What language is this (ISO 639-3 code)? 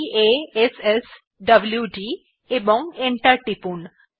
ben